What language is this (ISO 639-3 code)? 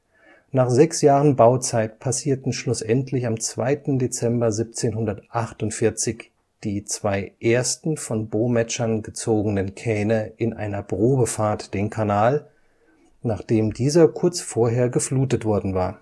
deu